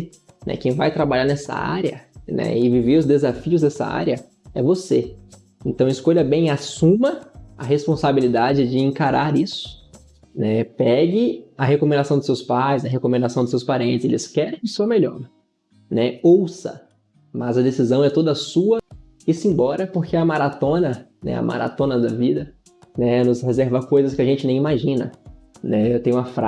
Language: Portuguese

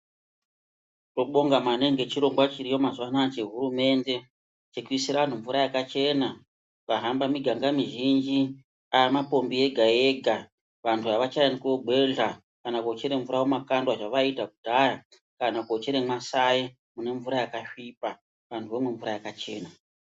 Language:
Ndau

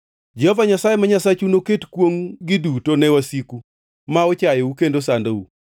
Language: Luo (Kenya and Tanzania)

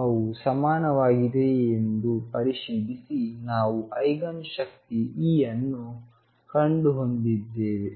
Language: Kannada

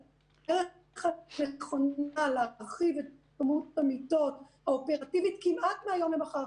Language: Hebrew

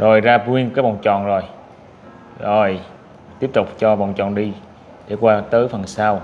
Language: Vietnamese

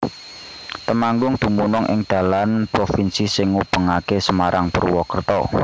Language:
Javanese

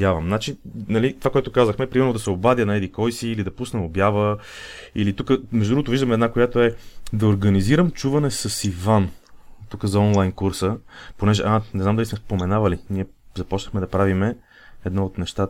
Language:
Bulgarian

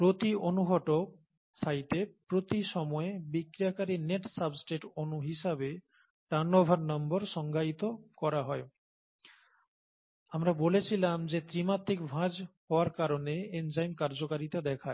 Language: Bangla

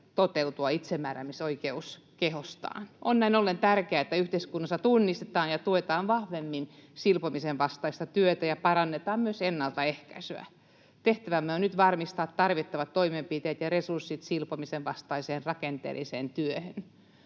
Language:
Finnish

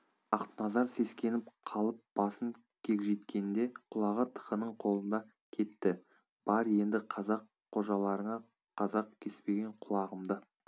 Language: Kazakh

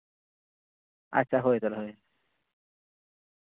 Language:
Santali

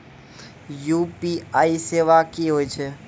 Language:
Maithili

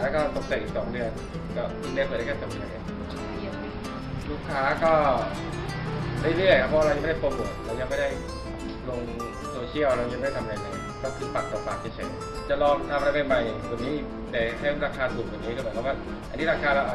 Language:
Thai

